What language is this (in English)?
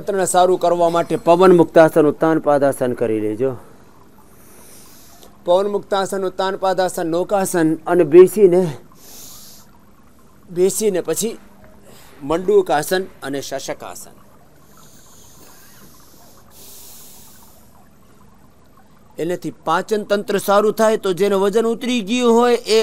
Hindi